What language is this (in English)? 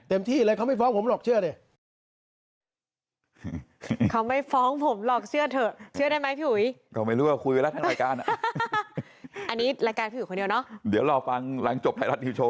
Thai